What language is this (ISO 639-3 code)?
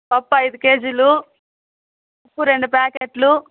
tel